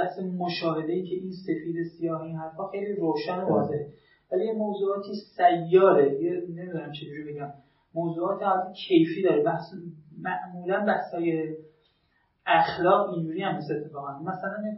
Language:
Persian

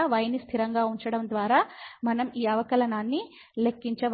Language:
Telugu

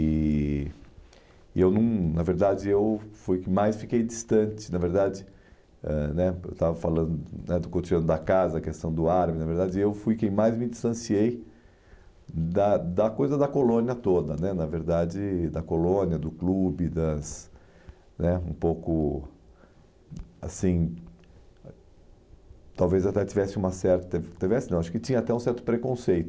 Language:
Portuguese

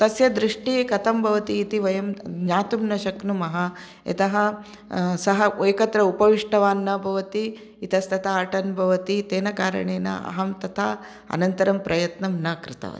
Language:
Sanskrit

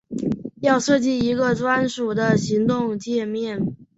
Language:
Chinese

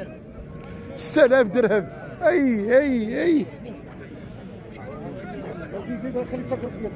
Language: Arabic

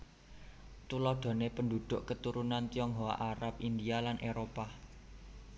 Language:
Javanese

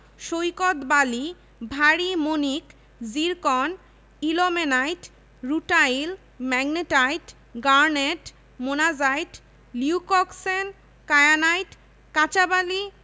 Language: Bangla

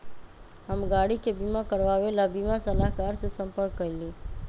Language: Magahi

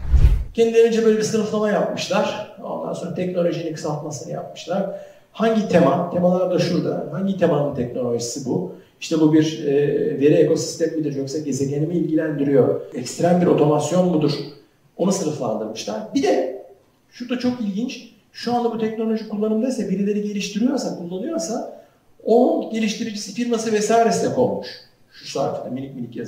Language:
Turkish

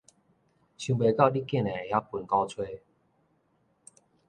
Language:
Min Nan Chinese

